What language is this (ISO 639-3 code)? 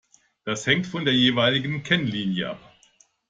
deu